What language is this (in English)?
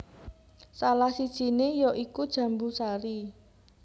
Javanese